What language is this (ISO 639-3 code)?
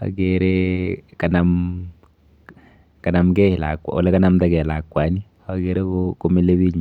kln